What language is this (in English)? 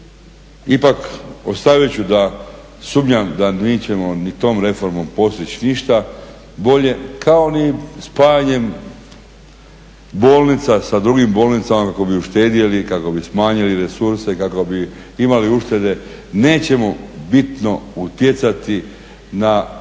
Croatian